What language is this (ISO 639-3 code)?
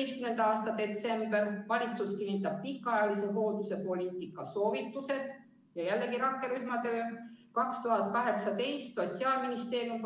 est